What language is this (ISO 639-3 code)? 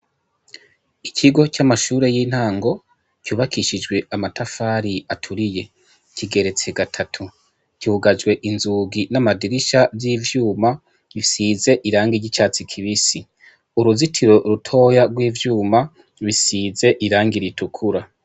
run